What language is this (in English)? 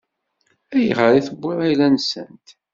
Kabyle